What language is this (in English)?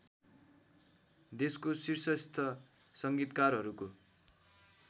Nepali